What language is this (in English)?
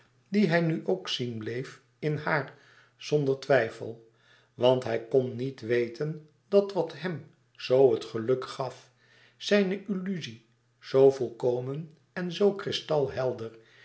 Dutch